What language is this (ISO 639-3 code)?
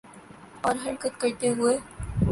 urd